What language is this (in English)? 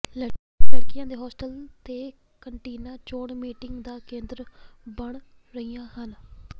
Punjabi